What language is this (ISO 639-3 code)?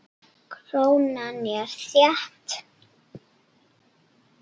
isl